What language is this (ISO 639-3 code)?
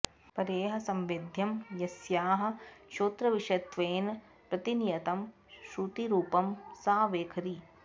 san